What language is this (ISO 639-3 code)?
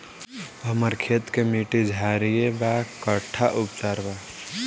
bho